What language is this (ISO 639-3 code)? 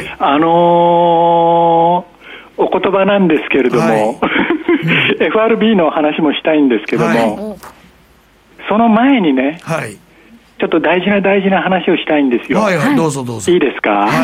jpn